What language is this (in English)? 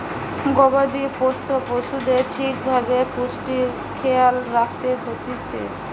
Bangla